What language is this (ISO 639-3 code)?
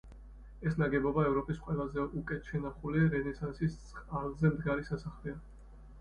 kat